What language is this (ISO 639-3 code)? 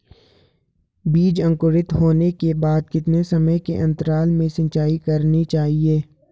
hin